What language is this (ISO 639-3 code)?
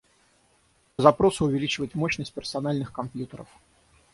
rus